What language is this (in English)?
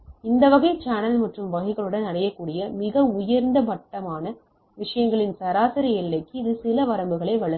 Tamil